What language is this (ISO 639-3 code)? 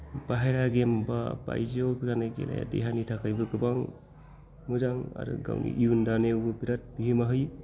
brx